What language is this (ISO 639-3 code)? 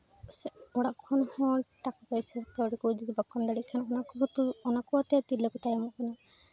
sat